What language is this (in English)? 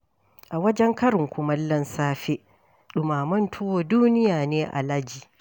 Hausa